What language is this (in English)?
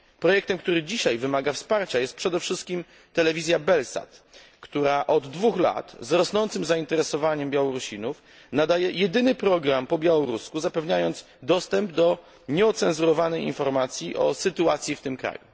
Polish